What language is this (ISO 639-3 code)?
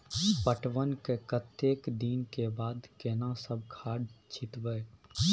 mai